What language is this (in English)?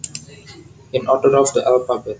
Javanese